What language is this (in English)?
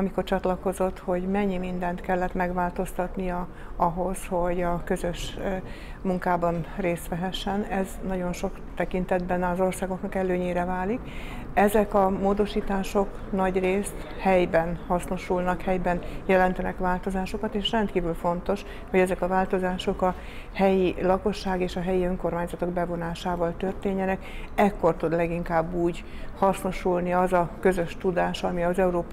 Hungarian